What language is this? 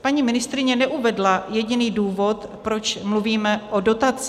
Czech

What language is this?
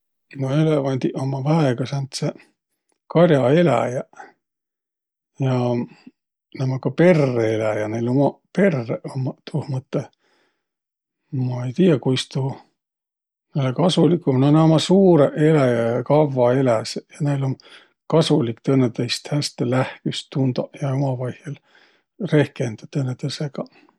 Võro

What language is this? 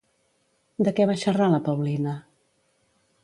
Catalan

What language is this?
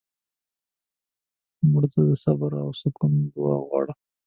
Pashto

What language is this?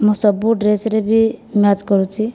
Odia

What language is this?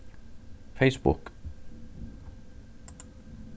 Faroese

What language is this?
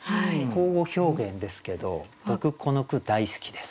Japanese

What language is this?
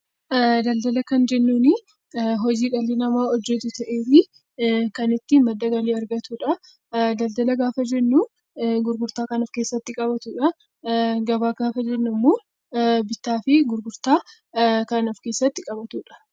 Oromo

